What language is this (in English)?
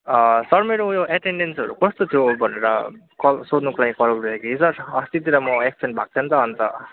Nepali